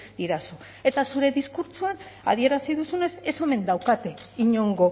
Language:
Basque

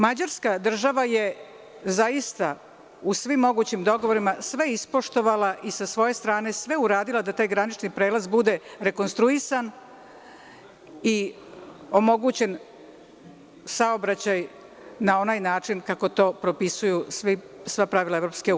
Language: Serbian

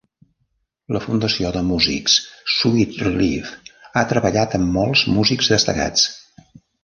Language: Catalan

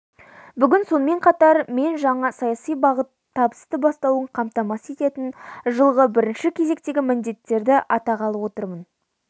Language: Kazakh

